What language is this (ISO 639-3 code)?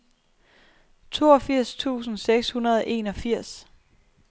dan